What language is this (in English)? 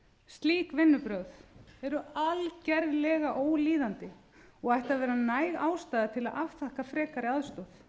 Icelandic